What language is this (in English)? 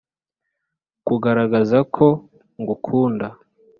Kinyarwanda